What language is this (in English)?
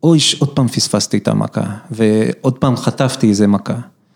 Hebrew